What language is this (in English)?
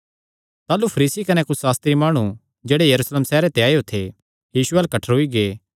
Kangri